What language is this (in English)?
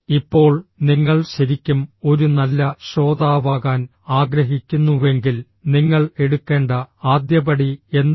Malayalam